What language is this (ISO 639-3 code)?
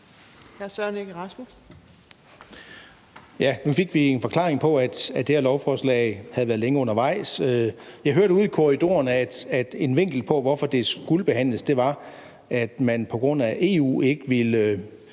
dan